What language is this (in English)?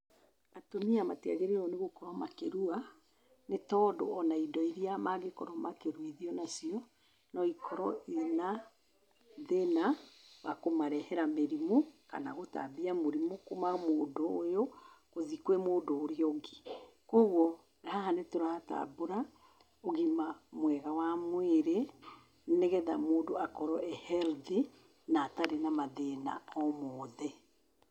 Kikuyu